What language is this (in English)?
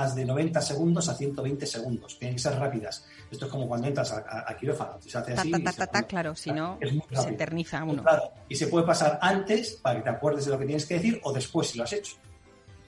Spanish